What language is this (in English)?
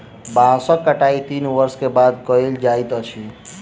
Maithili